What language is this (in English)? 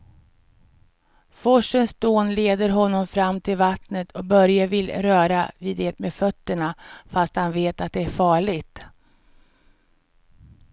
Swedish